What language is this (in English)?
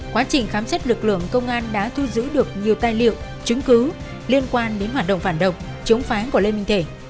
Vietnamese